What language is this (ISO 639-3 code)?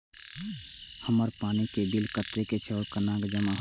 mai